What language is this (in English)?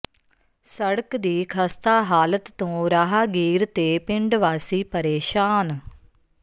Punjabi